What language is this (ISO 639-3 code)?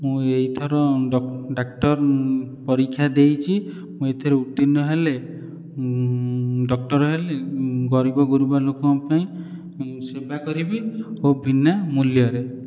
ori